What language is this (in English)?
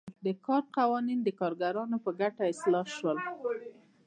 Pashto